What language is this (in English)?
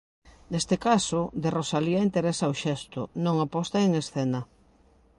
Galician